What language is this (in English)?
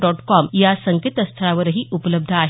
Marathi